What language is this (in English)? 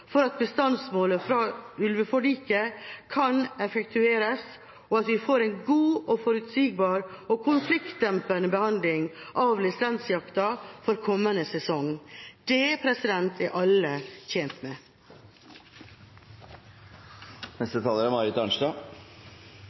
Norwegian Bokmål